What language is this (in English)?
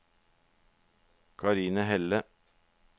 Norwegian